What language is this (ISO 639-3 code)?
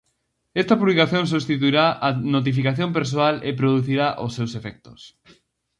glg